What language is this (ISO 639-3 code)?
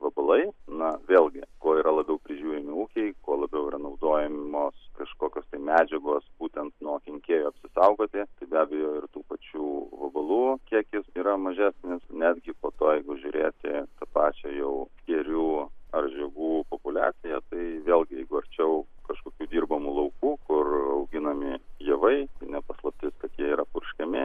lit